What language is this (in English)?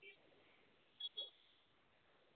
Dogri